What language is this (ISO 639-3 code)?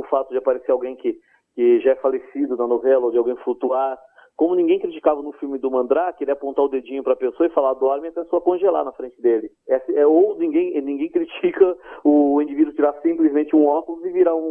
por